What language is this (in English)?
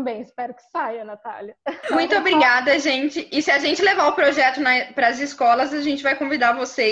Portuguese